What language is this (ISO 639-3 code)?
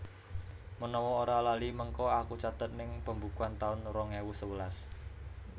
jav